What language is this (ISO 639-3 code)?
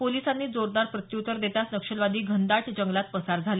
mar